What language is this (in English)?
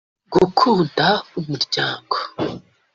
Kinyarwanda